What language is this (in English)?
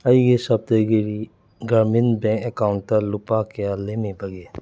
Manipuri